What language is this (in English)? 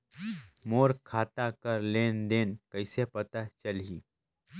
Chhattisgarhi